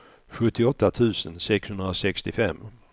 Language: Swedish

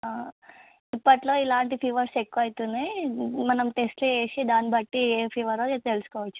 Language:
Telugu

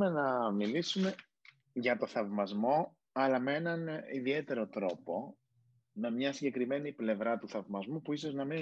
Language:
Greek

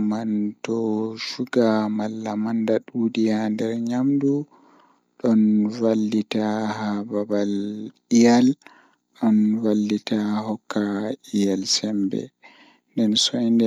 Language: Fula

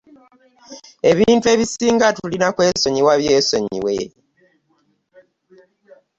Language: Ganda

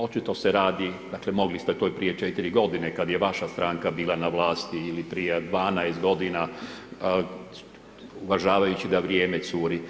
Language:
Croatian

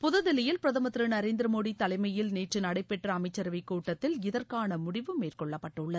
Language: Tamil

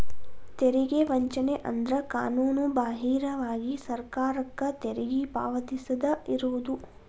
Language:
Kannada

